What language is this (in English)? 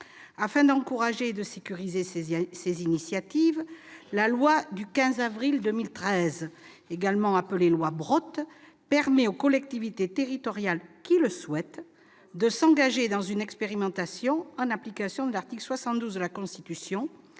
French